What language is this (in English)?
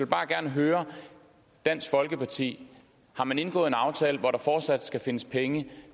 Danish